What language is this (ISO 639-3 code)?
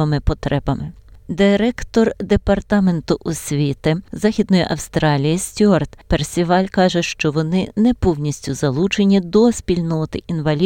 ukr